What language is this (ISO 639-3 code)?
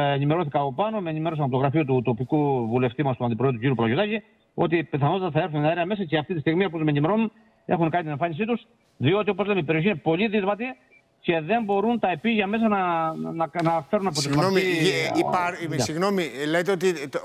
ell